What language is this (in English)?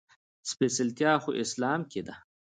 Pashto